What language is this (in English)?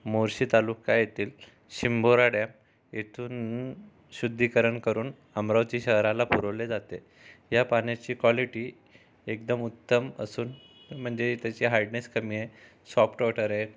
Marathi